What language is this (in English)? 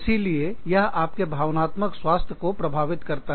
Hindi